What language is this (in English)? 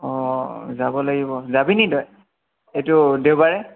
Assamese